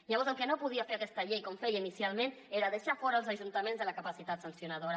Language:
Catalan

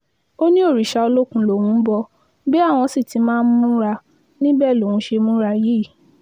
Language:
Yoruba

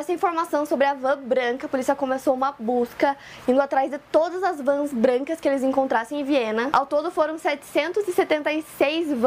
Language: Portuguese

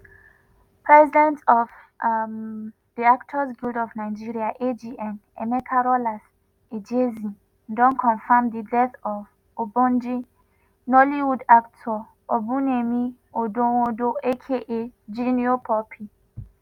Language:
Nigerian Pidgin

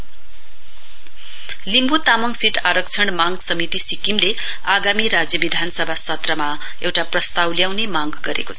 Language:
Nepali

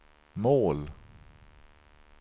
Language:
Swedish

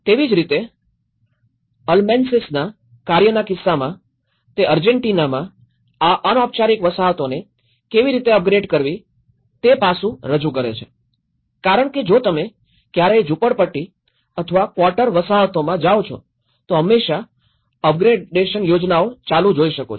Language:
Gujarati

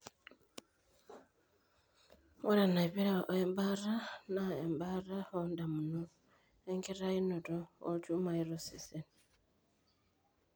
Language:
Masai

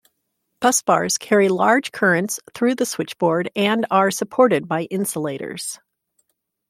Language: English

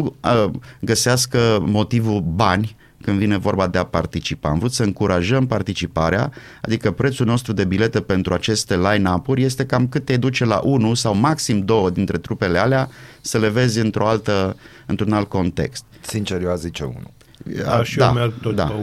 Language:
Romanian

